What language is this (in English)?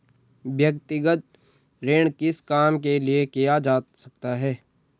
Hindi